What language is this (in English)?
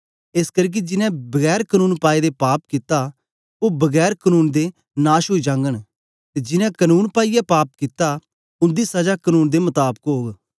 Dogri